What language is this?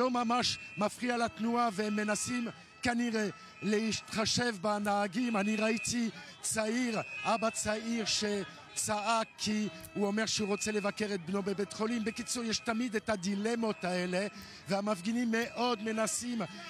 Hebrew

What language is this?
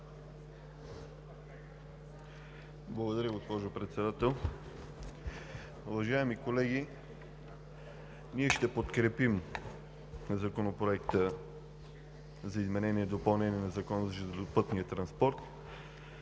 Bulgarian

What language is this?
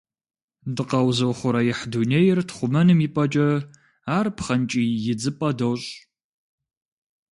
Kabardian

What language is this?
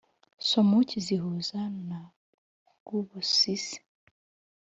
Kinyarwanda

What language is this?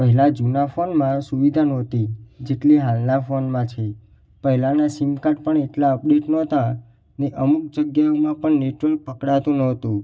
Gujarati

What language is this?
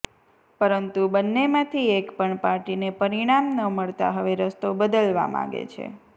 Gujarati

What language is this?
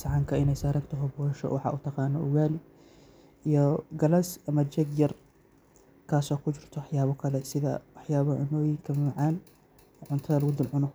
Somali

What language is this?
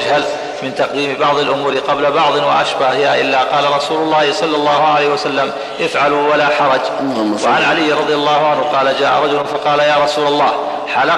Arabic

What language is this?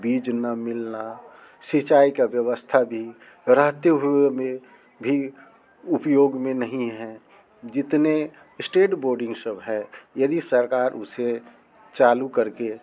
Hindi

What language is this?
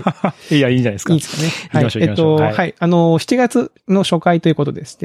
Japanese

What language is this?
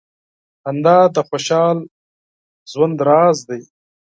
Pashto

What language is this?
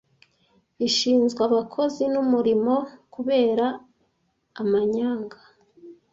Kinyarwanda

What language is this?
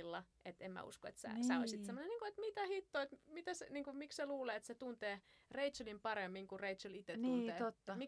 Finnish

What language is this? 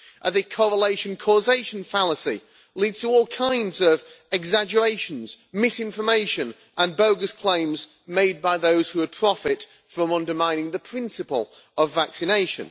English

